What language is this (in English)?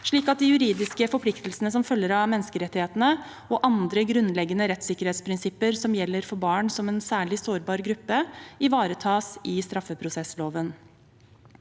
Norwegian